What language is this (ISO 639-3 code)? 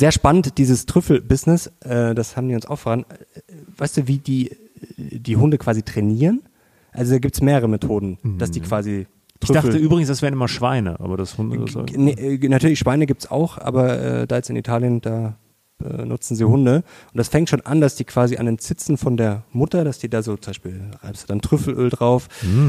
deu